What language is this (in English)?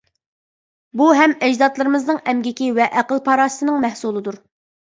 Uyghur